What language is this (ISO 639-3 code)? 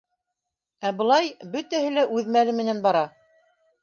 bak